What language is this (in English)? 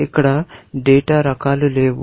Telugu